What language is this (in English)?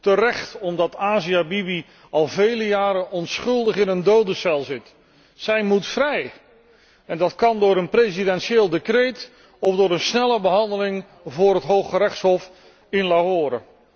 Dutch